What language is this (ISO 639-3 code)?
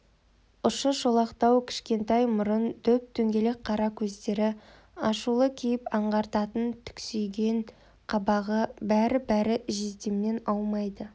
kaz